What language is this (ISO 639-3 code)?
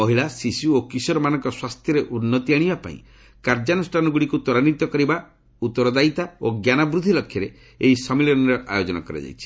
ori